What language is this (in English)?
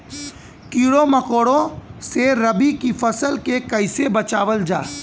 Bhojpuri